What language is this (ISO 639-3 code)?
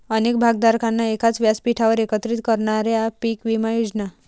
mar